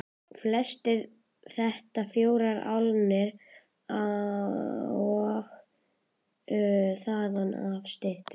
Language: Icelandic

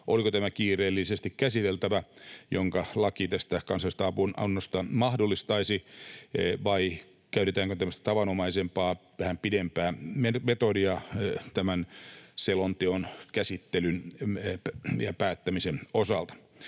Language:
Finnish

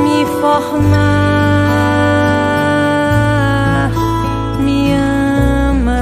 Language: Portuguese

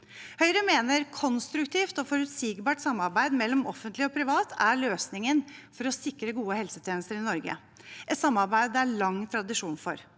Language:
Norwegian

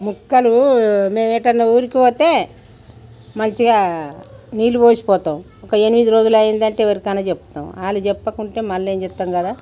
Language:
Telugu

